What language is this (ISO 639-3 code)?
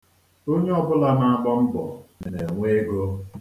ibo